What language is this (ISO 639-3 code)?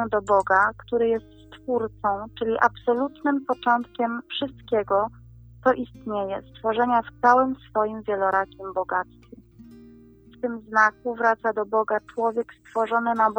pol